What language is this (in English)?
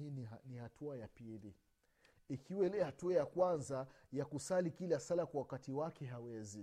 Swahili